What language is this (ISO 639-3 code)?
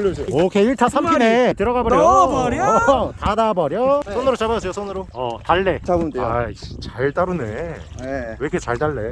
kor